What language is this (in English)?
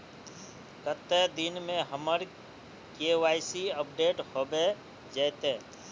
Magahi